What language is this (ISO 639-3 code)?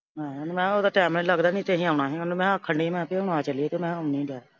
pan